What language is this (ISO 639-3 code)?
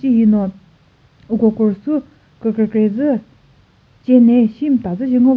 nri